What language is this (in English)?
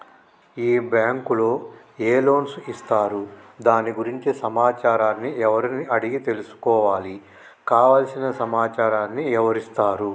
Telugu